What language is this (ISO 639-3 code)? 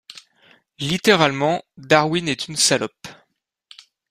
fra